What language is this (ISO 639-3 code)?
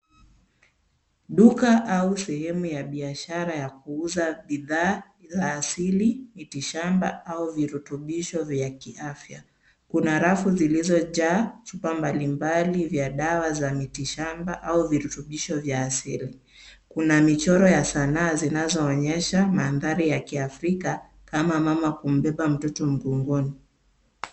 swa